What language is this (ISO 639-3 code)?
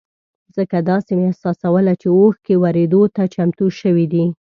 pus